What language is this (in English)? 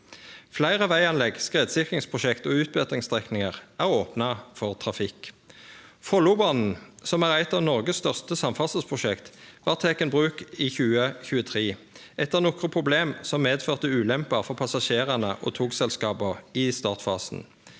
Norwegian